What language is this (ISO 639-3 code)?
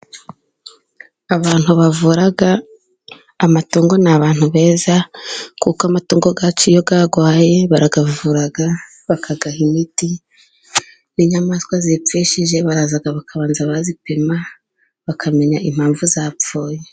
kin